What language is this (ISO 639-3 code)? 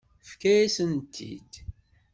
kab